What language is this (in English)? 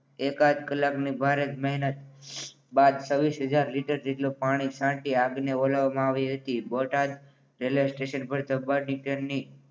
Gujarati